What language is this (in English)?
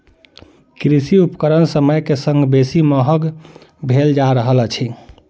Maithili